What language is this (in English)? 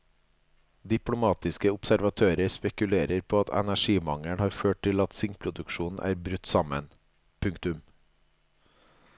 Norwegian